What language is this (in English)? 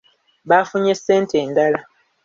Ganda